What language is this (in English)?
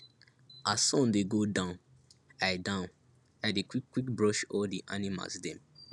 Nigerian Pidgin